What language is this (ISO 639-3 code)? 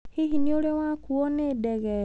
kik